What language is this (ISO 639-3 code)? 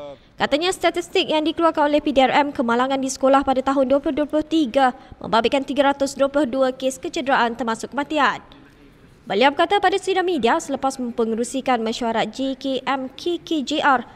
msa